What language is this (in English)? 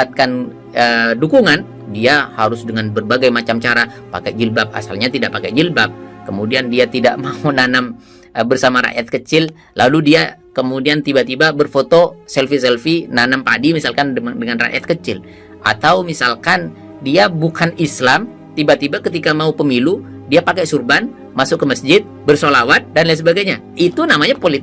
Indonesian